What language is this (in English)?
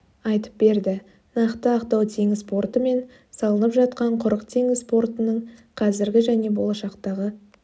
Kazakh